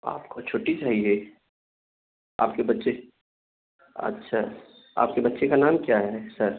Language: Urdu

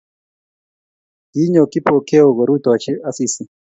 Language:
Kalenjin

